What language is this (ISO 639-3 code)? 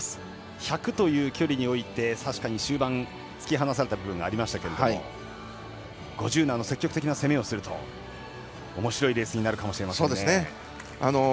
jpn